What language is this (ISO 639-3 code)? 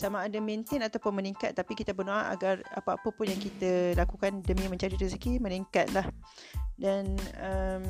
msa